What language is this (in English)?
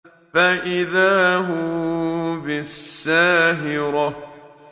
Arabic